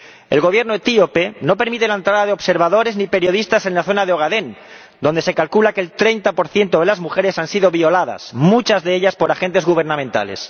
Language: Spanish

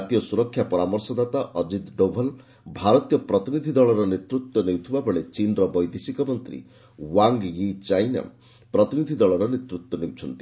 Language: Odia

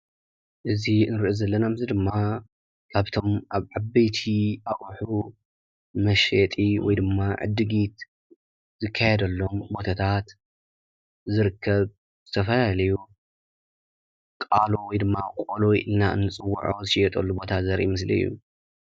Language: Tigrinya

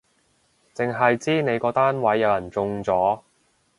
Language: Cantonese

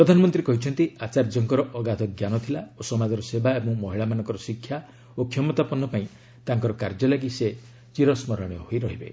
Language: Odia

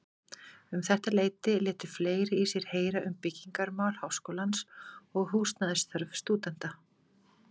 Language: Icelandic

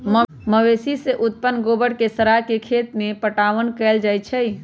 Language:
Magahi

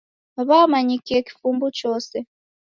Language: Taita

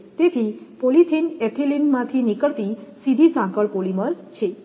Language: Gujarati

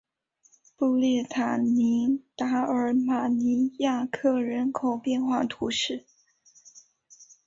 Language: Chinese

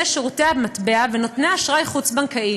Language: Hebrew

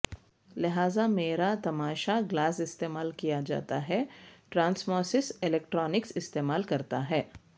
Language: Urdu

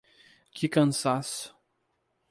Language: Portuguese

